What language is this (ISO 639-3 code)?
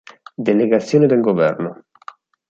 ita